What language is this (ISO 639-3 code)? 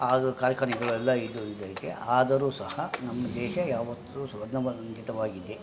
kan